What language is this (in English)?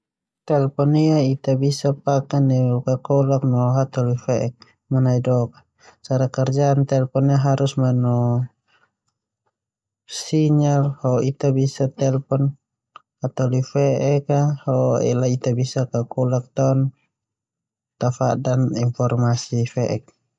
Termanu